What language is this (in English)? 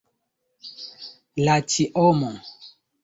Esperanto